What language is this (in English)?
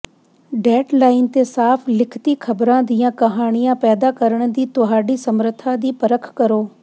Punjabi